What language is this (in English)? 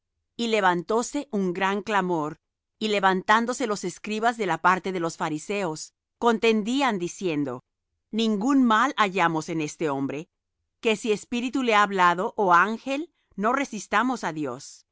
Spanish